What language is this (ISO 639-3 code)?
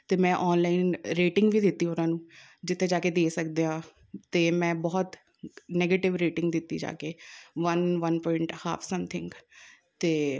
pan